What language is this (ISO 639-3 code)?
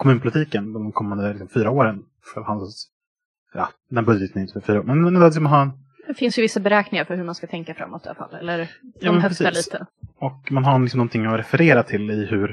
swe